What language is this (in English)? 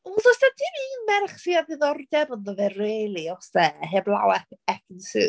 Welsh